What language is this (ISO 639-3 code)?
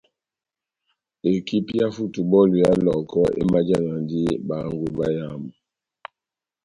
bnm